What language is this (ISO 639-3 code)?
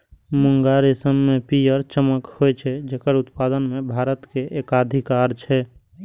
mai